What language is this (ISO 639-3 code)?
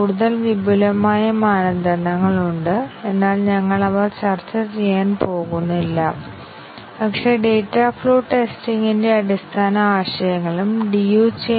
mal